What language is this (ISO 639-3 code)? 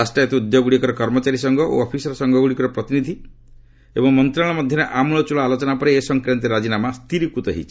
ori